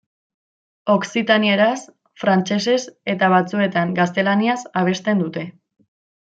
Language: Basque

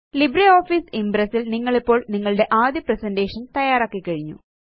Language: Malayalam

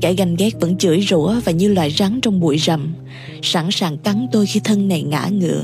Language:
Vietnamese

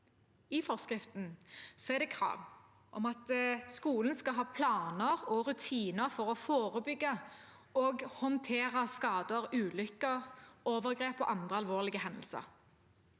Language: Norwegian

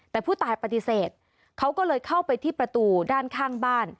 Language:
Thai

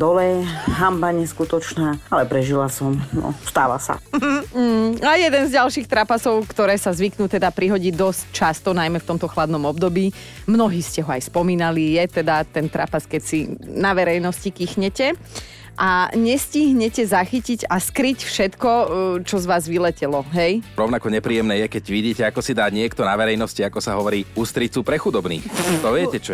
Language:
Slovak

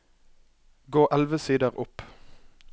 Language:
Norwegian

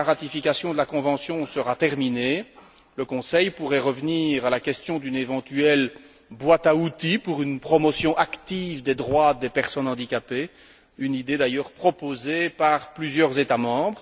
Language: French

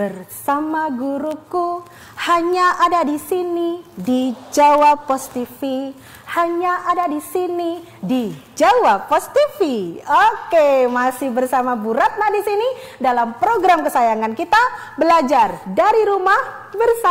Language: Indonesian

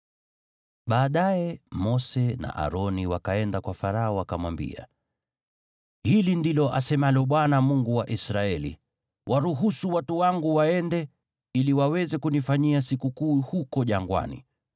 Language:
Swahili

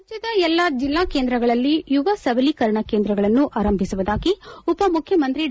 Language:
Kannada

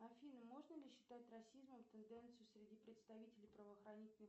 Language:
Russian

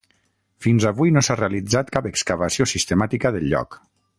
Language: Catalan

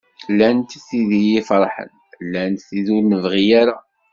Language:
Kabyle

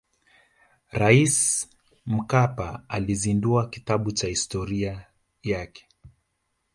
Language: Swahili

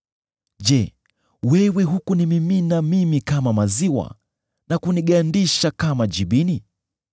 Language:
Swahili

